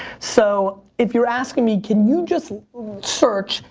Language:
English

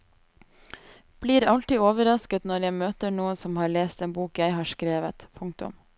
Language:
Norwegian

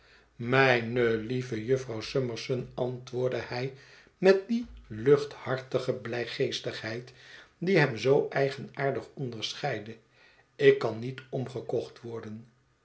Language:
Dutch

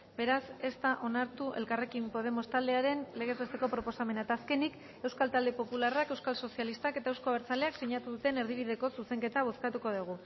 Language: Basque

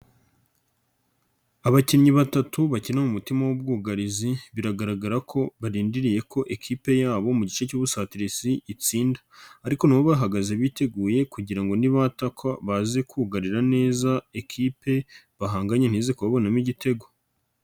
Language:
Kinyarwanda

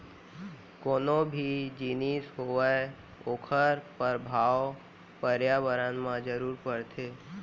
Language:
Chhattisgarhi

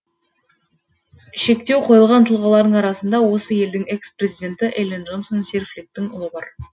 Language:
Kazakh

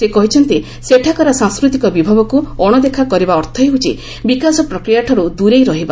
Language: Odia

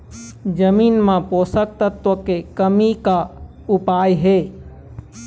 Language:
Chhattisgarhi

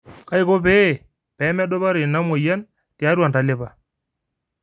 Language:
Masai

